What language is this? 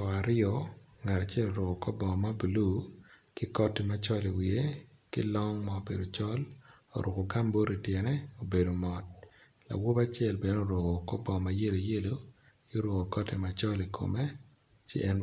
Acoli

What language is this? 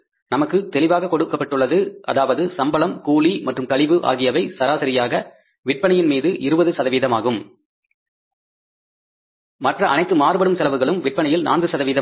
Tamil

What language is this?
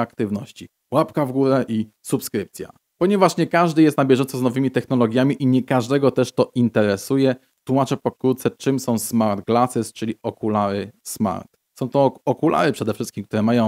Polish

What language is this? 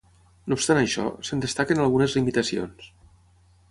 Catalan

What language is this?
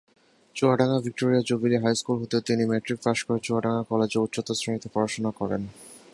Bangla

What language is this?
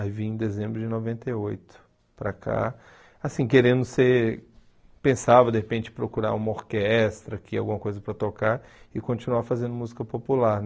Portuguese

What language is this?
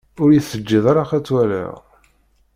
Kabyle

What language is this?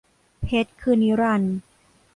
Thai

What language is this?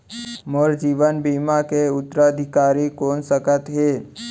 Chhattisgarhi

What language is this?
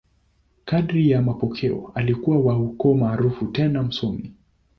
Swahili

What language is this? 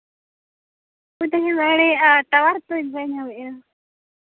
Santali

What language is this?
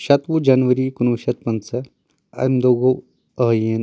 Kashmiri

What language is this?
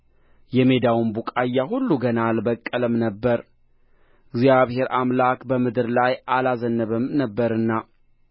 Amharic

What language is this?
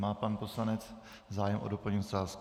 Czech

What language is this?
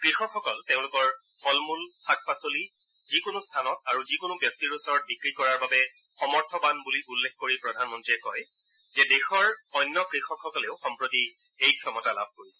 Assamese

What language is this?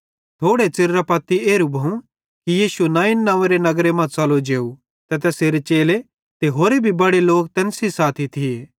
Bhadrawahi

